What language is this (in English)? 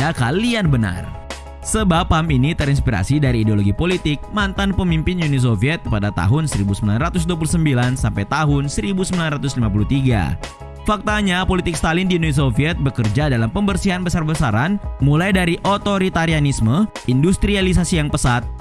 Indonesian